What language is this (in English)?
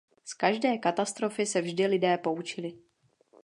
Czech